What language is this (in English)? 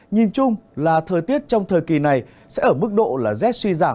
Vietnamese